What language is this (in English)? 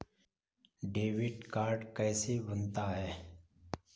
Hindi